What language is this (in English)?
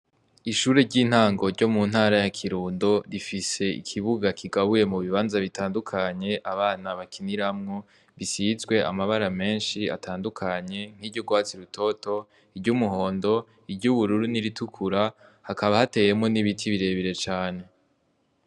Rundi